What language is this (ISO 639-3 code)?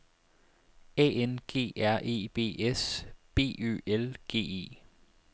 dan